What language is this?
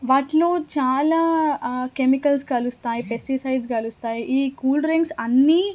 Telugu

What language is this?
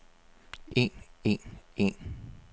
Danish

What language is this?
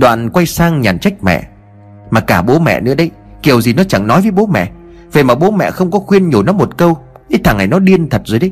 Vietnamese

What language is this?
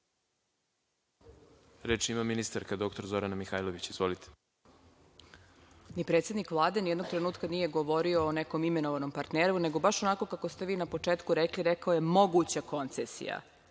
Serbian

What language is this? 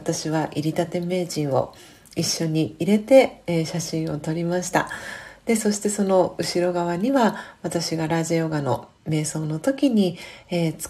Japanese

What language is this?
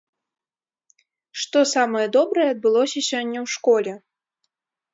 Belarusian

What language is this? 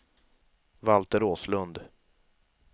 Swedish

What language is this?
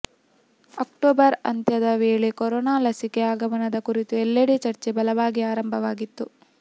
Kannada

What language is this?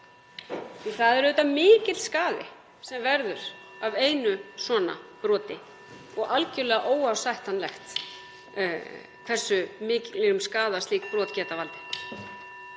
Icelandic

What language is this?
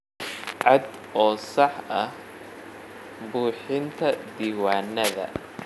Somali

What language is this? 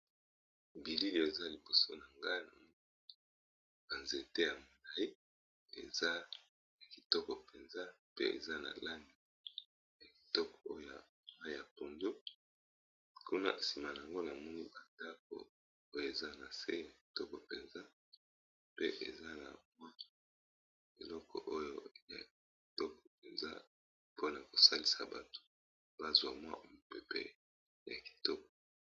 Lingala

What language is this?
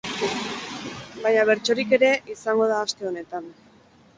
Basque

